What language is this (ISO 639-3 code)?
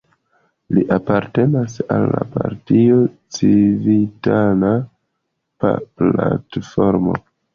epo